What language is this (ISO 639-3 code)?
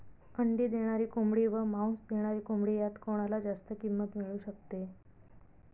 mar